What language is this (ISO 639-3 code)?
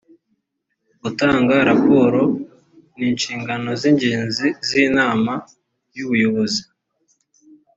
kin